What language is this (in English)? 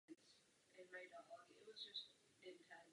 Czech